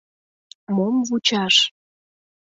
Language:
Mari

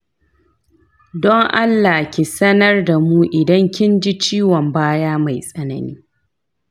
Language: Hausa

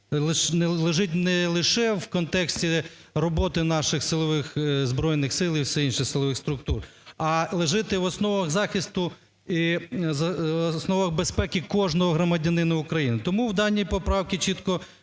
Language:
Ukrainian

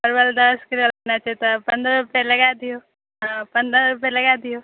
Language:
Maithili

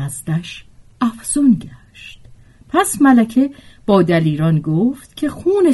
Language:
Persian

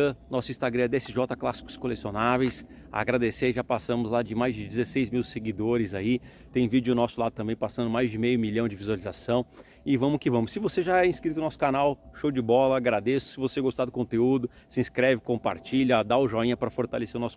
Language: Portuguese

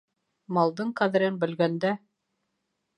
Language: Bashkir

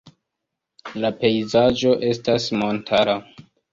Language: Esperanto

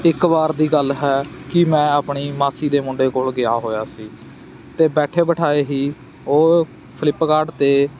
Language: Punjabi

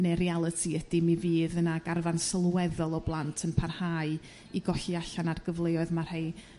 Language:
Welsh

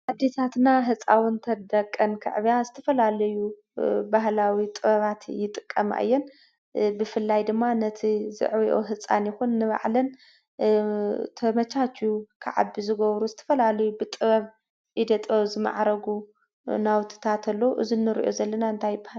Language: Tigrinya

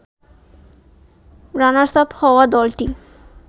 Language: Bangla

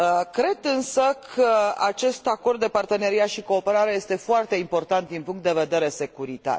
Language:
Romanian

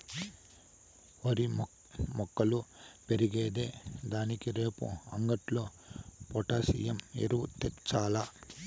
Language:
Telugu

